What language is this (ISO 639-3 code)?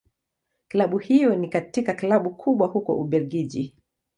swa